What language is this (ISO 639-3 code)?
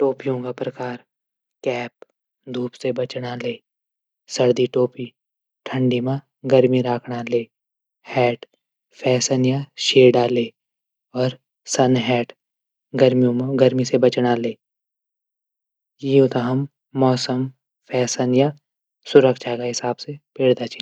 gbm